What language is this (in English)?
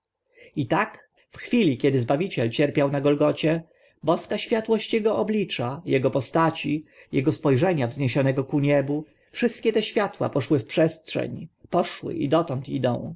Polish